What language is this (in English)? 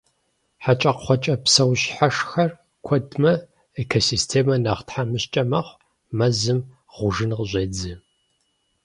Kabardian